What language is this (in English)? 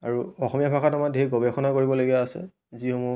Assamese